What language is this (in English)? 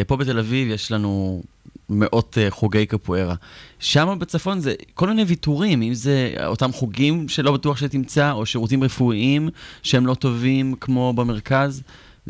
Hebrew